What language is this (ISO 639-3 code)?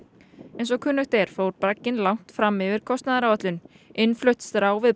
isl